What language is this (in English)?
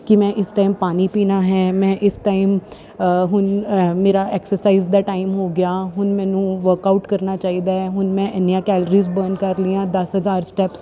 Punjabi